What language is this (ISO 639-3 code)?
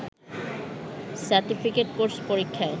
ben